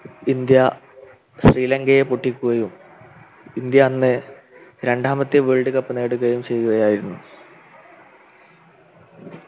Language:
Malayalam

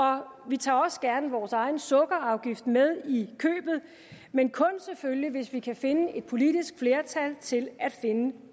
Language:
Danish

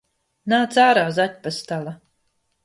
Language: Latvian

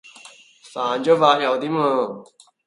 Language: Cantonese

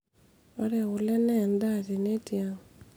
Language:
Masai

